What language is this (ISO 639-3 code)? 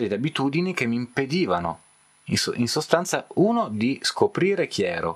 ita